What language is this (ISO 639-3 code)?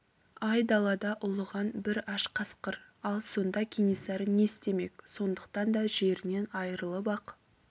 kaz